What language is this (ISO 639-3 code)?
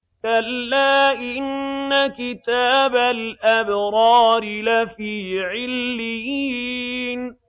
ara